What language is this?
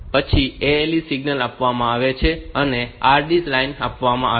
Gujarati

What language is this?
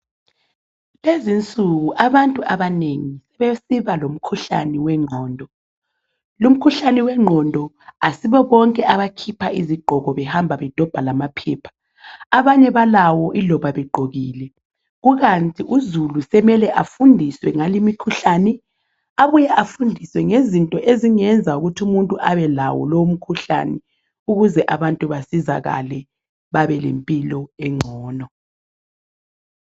North Ndebele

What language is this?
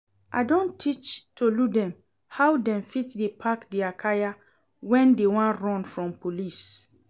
Nigerian Pidgin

